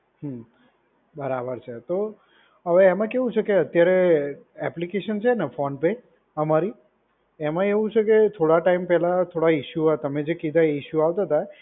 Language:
Gujarati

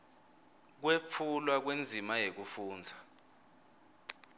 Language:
Swati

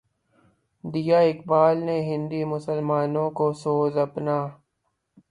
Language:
Urdu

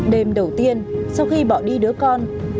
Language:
Vietnamese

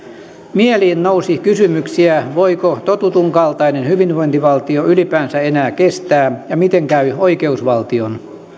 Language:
Finnish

